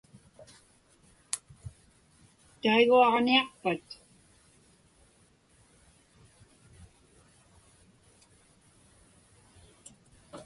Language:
Inupiaq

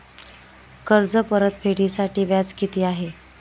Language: Marathi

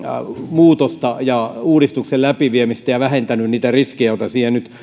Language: Finnish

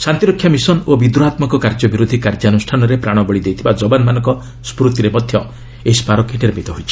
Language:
Odia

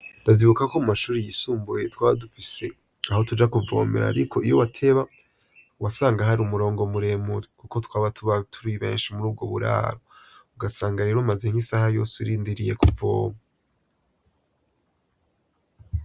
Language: Rundi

